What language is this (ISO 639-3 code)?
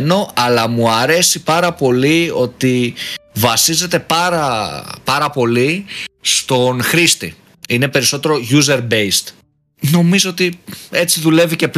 ell